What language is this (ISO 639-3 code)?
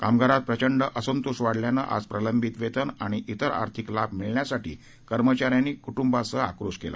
mar